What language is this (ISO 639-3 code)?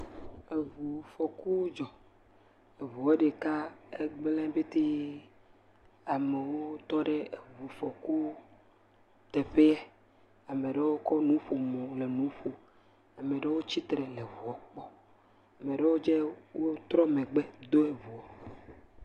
ewe